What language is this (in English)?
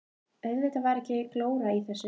Icelandic